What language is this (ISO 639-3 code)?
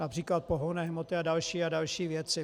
ces